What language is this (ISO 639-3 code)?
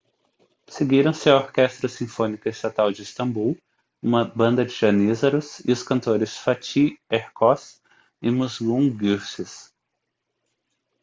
por